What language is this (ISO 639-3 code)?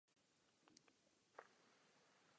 ces